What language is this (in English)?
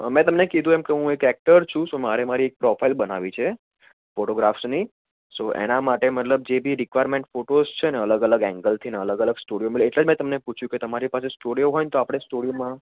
Gujarati